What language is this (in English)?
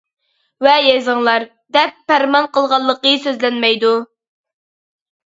Uyghur